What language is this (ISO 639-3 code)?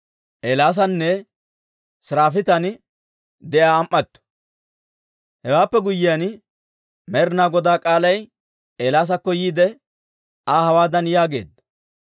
dwr